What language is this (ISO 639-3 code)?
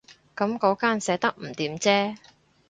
yue